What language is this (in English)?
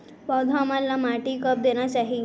Chhattisgarhi